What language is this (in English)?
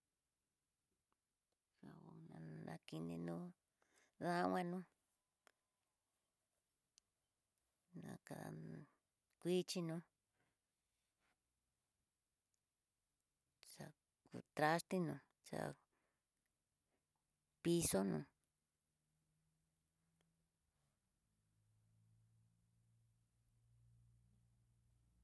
Tidaá Mixtec